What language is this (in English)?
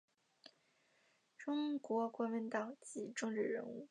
Chinese